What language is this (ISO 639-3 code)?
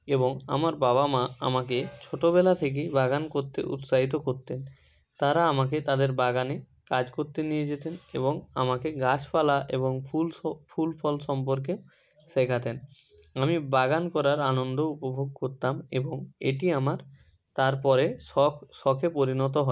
ben